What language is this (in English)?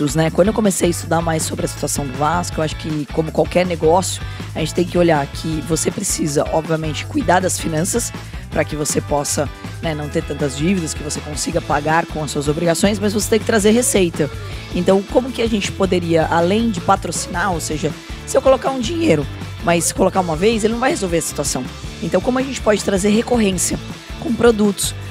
Portuguese